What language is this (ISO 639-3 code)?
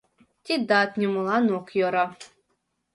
chm